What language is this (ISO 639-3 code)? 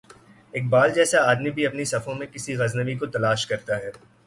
urd